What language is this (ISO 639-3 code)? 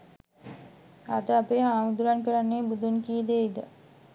sin